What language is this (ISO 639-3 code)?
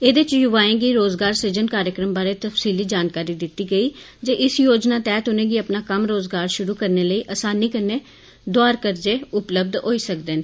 doi